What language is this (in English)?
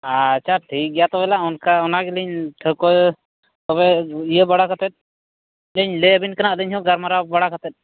Santali